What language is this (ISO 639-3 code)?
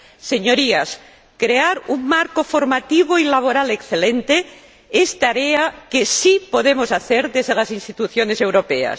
spa